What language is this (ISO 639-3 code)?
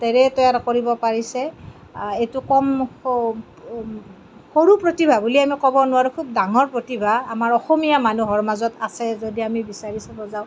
asm